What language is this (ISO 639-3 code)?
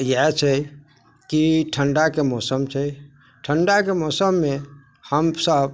mai